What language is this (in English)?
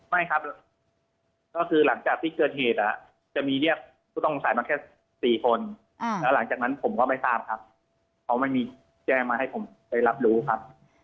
Thai